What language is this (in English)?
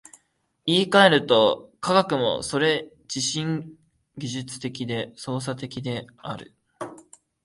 Japanese